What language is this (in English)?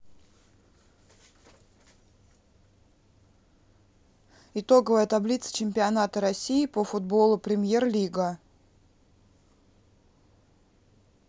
Russian